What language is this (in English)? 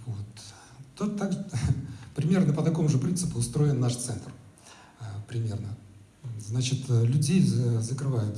Russian